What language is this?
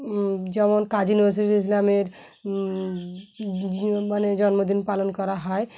Bangla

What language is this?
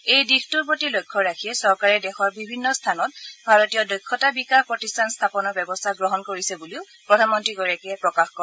Assamese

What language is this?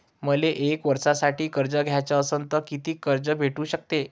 Marathi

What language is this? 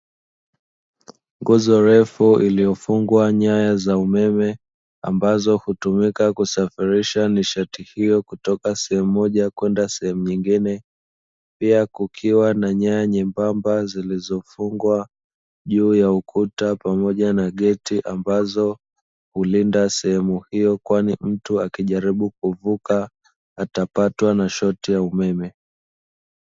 Swahili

